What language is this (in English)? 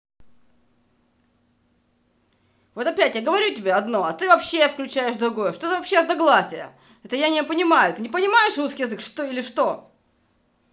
Russian